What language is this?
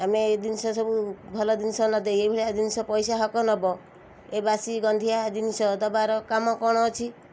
Odia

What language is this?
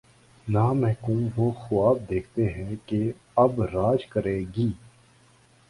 Urdu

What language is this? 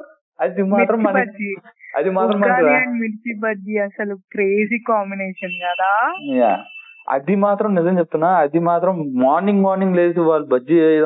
Telugu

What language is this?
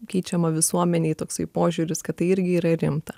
Lithuanian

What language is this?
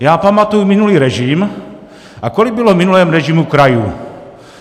Czech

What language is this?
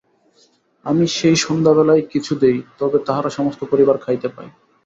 Bangla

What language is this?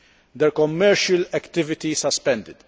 English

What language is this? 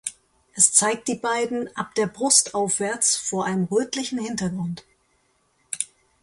German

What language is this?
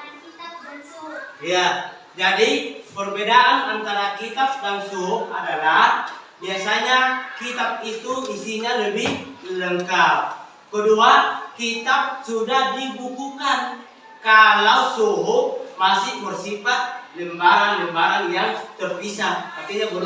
Indonesian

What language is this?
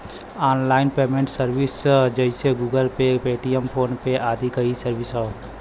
Bhojpuri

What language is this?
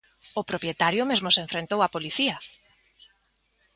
Galician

